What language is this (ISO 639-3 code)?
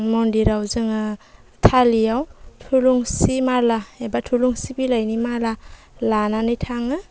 brx